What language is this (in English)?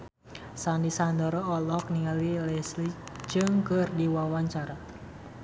Sundanese